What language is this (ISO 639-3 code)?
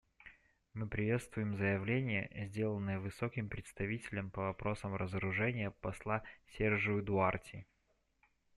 rus